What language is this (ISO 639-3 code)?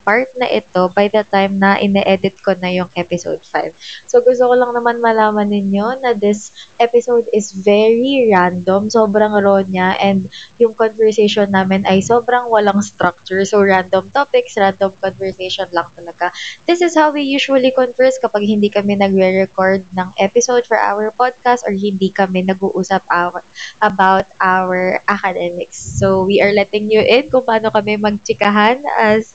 fil